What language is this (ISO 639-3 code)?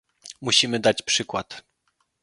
pol